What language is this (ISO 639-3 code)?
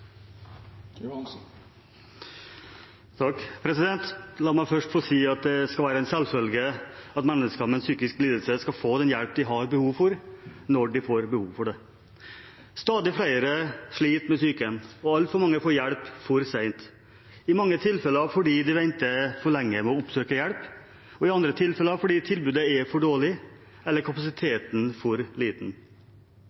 nor